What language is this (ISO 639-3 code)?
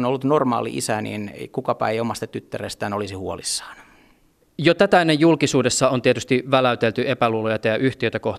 fin